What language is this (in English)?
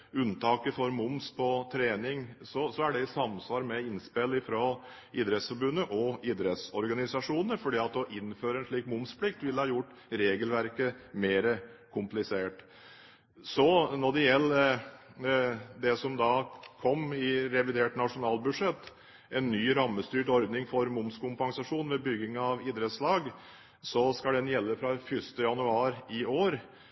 Norwegian Bokmål